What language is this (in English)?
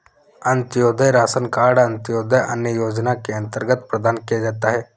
Hindi